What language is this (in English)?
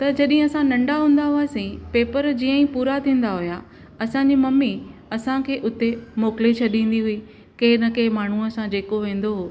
Sindhi